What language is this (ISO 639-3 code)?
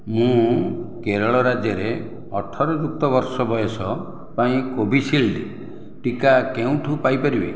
ori